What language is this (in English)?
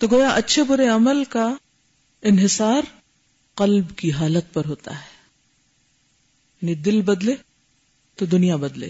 Urdu